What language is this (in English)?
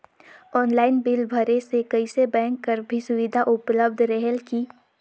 Chhattisgarhi